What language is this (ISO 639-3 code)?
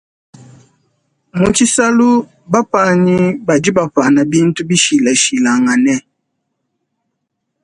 lua